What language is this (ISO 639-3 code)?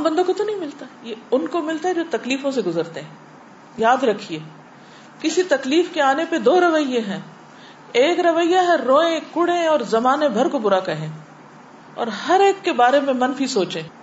urd